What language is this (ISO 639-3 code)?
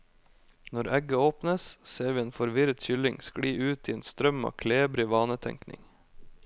nor